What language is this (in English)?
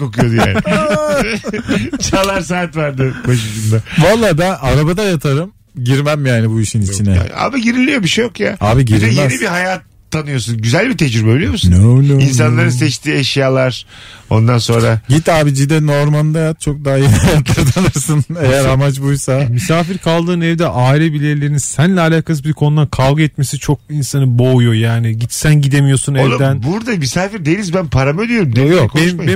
Turkish